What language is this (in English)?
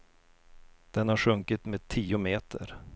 Swedish